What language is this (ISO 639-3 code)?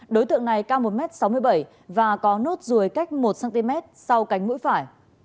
vie